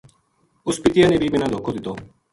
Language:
Gujari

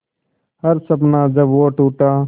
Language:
Hindi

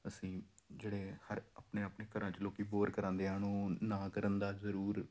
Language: Punjabi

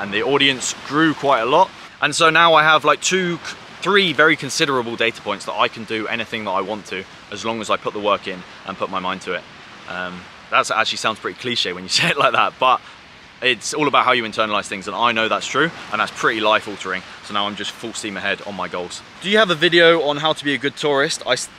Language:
English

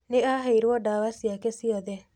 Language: Kikuyu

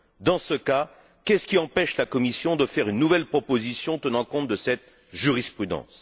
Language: French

